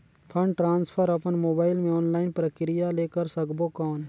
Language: Chhattisgarhi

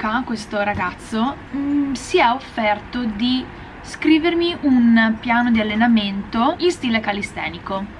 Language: Italian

